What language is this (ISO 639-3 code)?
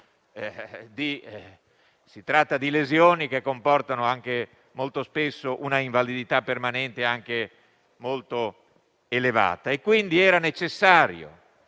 ita